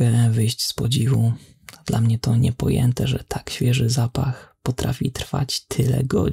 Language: Polish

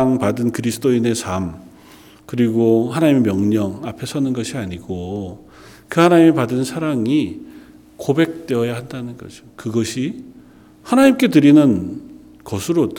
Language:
Korean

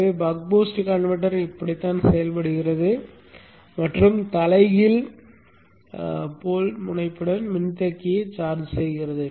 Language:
Tamil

